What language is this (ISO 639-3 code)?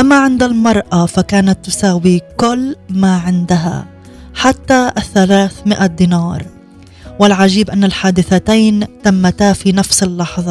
ara